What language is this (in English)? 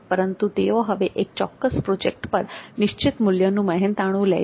Gujarati